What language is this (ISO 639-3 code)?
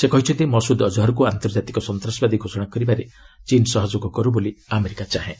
ori